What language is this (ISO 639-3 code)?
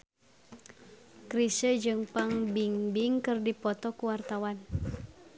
sun